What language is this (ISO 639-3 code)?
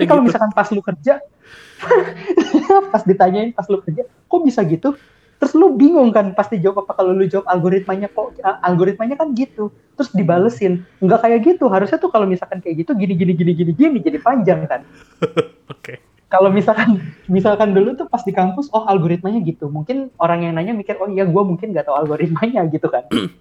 ind